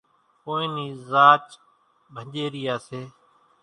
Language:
Kachi Koli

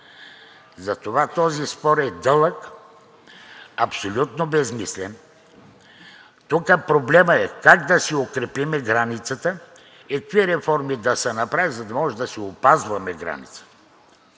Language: Bulgarian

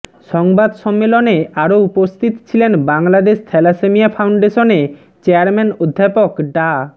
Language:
Bangla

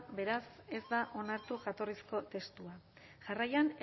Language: Basque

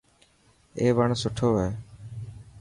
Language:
Dhatki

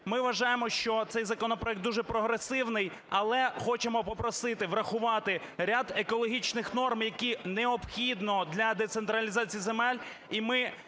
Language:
Ukrainian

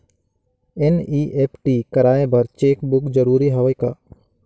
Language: Chhattisgarhi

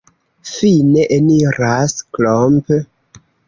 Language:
Esperanto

